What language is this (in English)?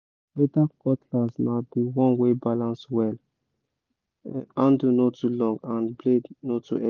Nigerian Pidgin